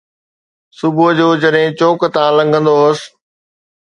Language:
Sindhi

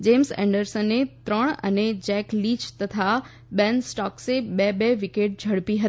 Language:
Gujarati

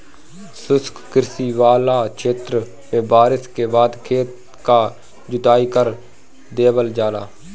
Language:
Bhojpuri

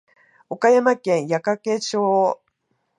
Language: Japanese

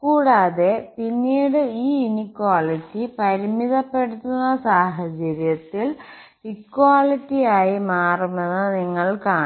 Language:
Malayalam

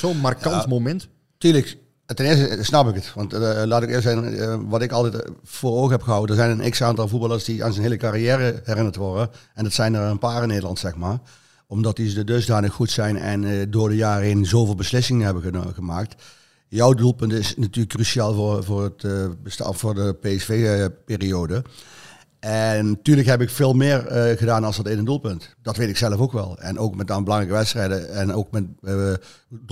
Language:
Dutch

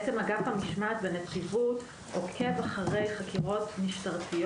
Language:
Hebrew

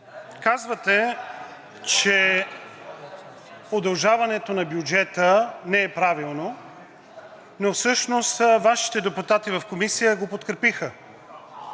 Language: Bulgarian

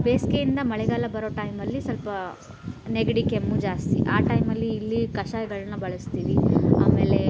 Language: Kannada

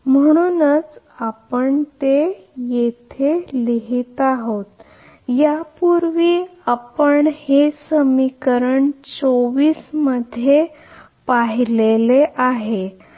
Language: Marathi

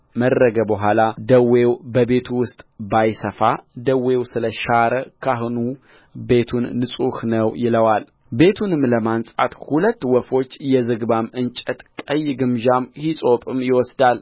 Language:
Amharic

